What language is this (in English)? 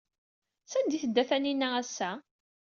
Kabyle